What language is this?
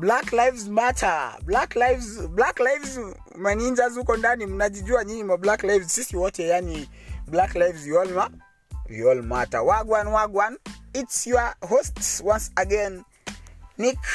Swahili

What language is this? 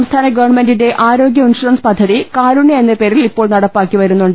Malayalam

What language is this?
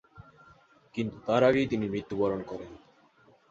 Bangla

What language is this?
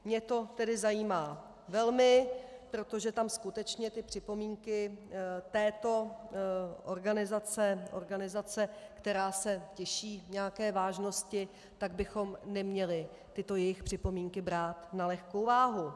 Czech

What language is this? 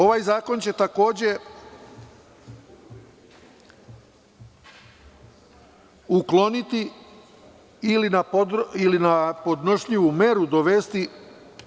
Serbian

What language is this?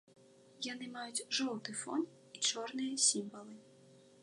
Belarusian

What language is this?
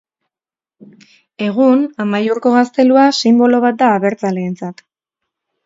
Basque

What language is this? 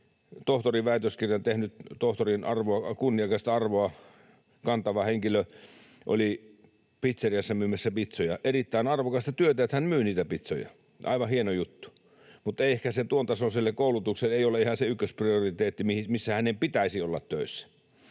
Finnish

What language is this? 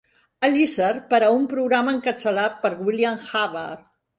Catalan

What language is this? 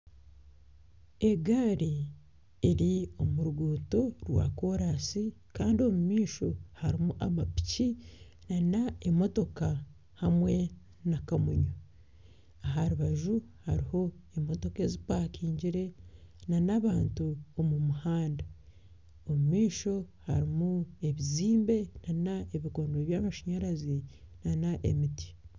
Nyankole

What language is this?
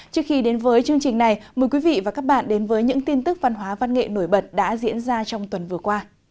Vietnamese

